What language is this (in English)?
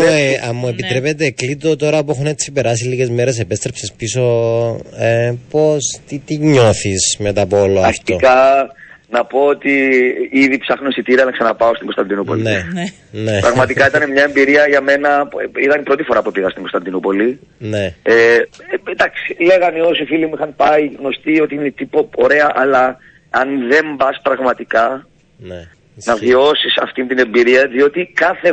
Greek